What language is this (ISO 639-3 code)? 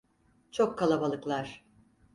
tur